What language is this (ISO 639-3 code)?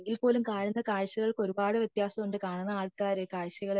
mal